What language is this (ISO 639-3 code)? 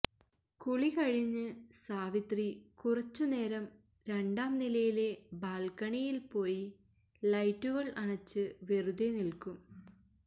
mal